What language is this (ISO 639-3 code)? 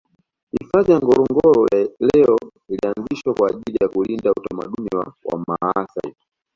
swa